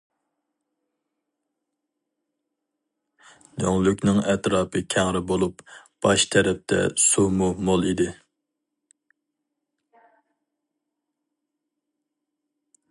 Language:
Uyghur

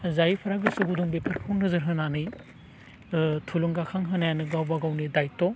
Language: Bodo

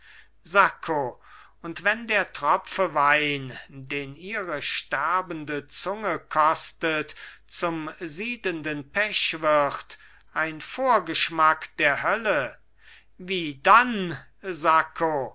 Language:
German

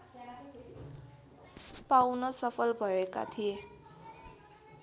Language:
Nepali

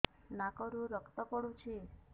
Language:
Odia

